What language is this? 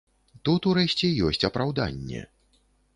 Belarusian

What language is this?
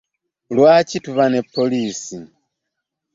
Ganda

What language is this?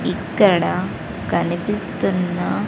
Telugu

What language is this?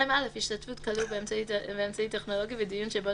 Hebrew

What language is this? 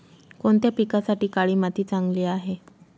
Marathi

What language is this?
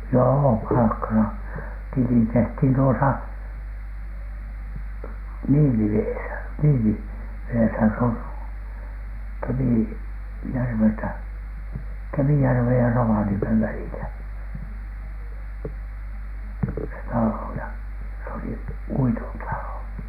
Finnish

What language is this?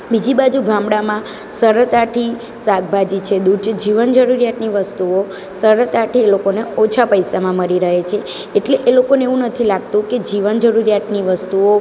Gujarati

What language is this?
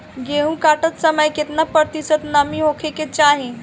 Bhojpuri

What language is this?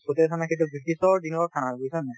Assamese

